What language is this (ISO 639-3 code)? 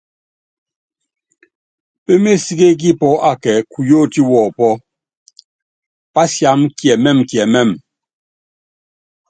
yav